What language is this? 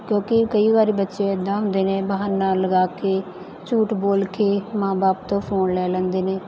Punjabi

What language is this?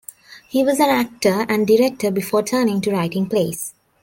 English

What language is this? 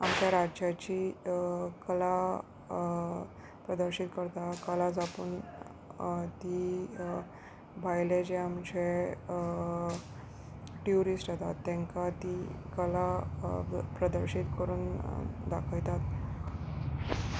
Konkani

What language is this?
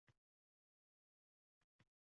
Uzbek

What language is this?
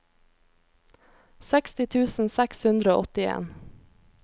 Norwegian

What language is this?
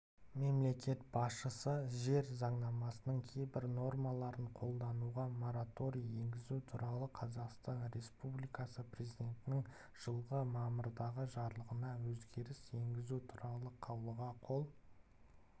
Kazakh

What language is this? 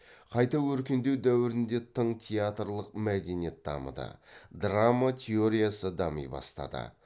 Kazakh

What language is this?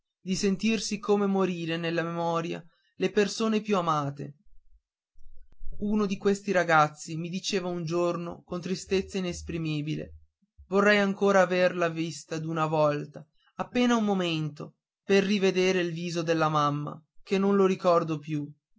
Italian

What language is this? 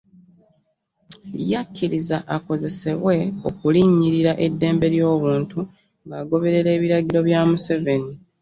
Ganda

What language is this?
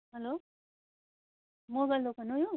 Nepali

